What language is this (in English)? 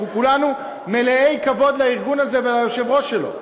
Hebrew